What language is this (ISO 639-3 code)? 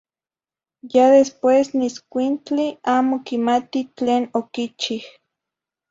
nhi